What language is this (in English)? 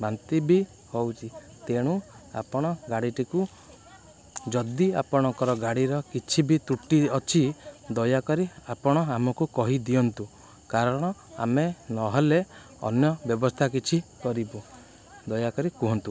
Odia